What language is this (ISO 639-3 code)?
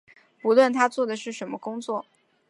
zho